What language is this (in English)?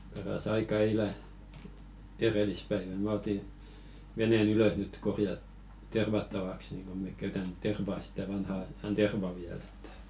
Finnish